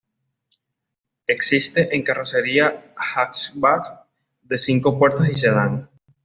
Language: Spanish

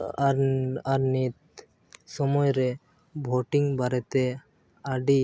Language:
Santali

